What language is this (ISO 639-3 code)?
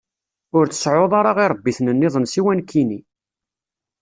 kab